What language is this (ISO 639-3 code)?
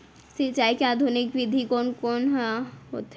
hne